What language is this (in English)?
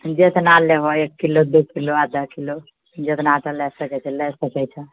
Maithili